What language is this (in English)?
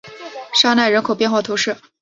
Chinese